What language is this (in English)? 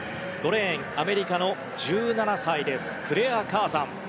Japanese